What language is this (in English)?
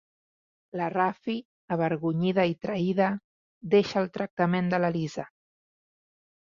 Catalan